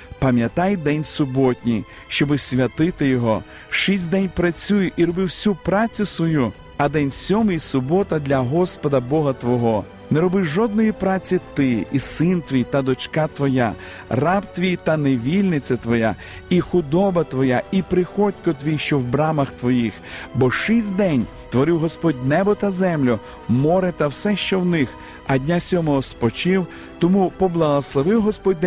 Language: Ukrainian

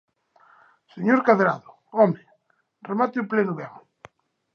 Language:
Galician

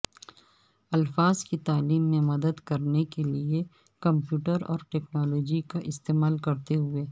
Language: Urdu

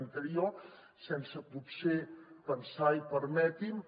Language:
Catalan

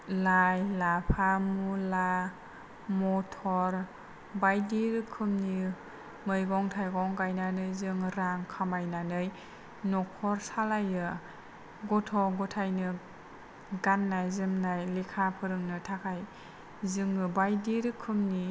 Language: Bodo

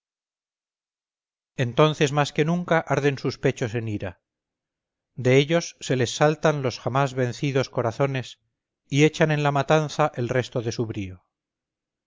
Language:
Spanish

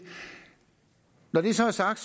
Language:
Danish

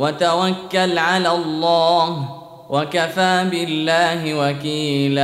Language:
Arabic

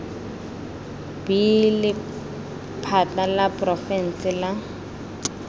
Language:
Tswana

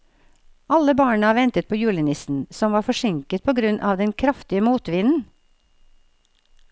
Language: Norwegian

